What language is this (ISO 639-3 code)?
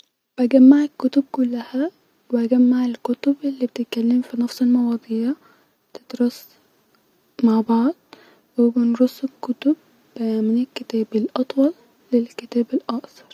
arz